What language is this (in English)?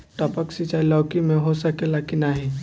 Bhojpuri